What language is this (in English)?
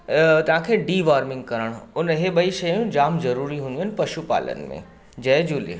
Sindhi